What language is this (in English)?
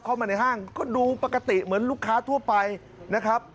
Thai